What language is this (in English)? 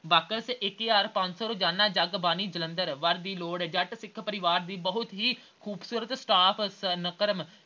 Punjabi